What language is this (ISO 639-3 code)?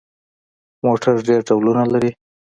pus